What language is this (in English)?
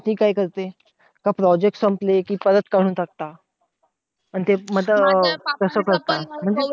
Marathi